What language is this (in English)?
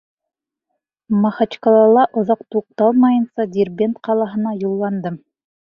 Bashkir